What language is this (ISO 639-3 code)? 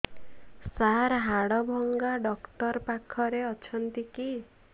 ori